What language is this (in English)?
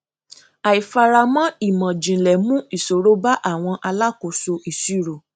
Yoruba